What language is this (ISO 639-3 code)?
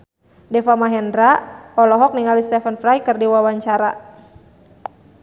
sun